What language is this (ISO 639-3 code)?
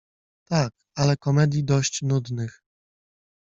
pol